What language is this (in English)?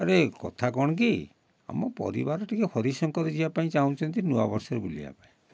Odia